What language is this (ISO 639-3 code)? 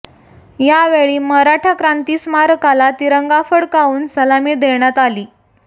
mar